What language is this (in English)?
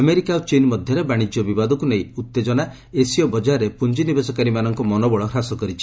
Odia